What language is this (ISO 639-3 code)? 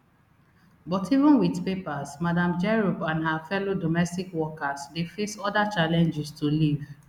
pcm